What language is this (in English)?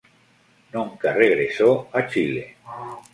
Spanish